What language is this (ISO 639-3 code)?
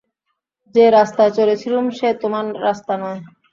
ben